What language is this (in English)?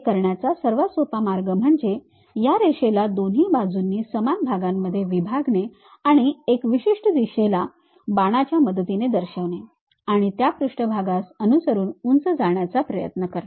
Marathi